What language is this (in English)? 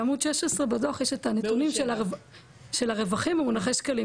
Hebrew